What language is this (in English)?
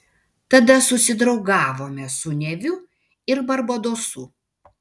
Lithuanian